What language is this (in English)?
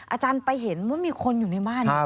Thai